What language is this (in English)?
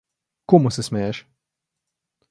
Slovenian